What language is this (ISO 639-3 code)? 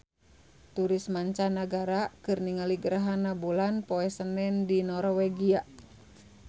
sun